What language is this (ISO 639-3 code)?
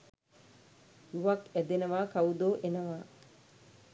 sin